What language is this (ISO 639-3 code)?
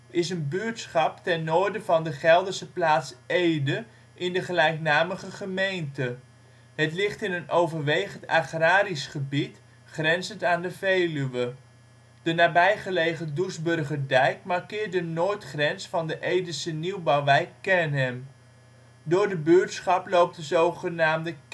nld